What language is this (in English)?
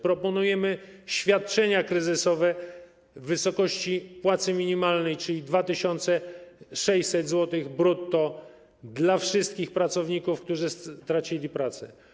Polish